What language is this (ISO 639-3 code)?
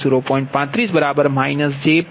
guj